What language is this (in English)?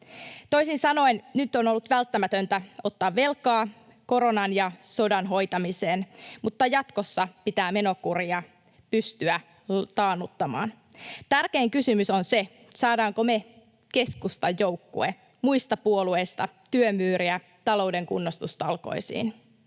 Finnish